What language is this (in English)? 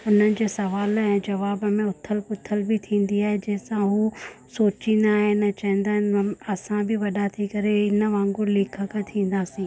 Sindhi